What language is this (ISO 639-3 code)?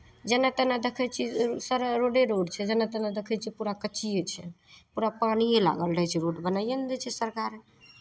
mai